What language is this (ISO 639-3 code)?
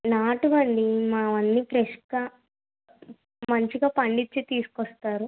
tel